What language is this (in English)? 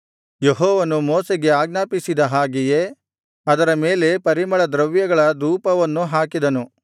Kannada